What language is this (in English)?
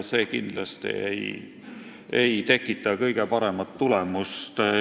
Estonian